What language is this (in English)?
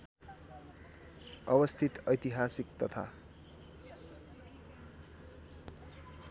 Nepali